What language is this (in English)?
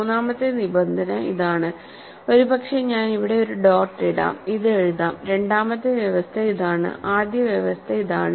Malayalam